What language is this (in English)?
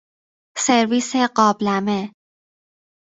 Persian